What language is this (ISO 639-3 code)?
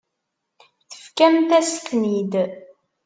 kab